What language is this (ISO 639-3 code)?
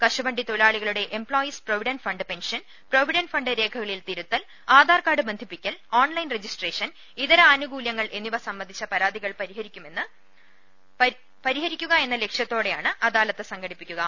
mal